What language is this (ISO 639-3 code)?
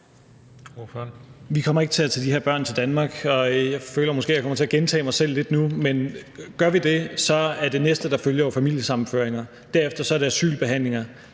dan